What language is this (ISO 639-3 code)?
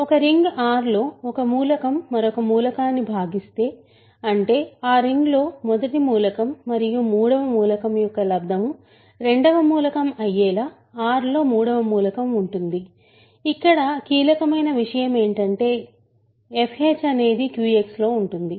tel